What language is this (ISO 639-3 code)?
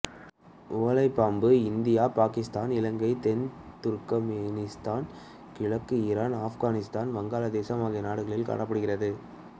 tam